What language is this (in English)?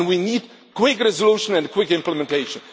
English